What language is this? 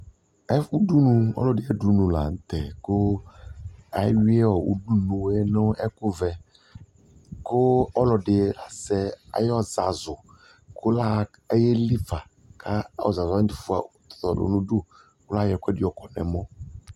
Ikposo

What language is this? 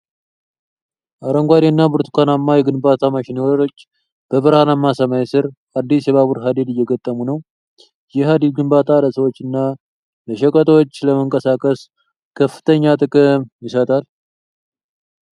Amharic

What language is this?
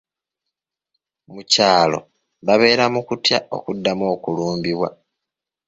Ganda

